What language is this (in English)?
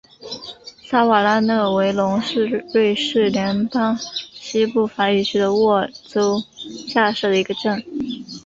Chinese